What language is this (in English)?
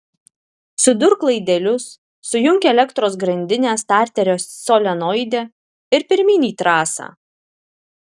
Lithuanian